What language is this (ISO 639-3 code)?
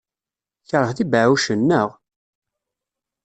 kab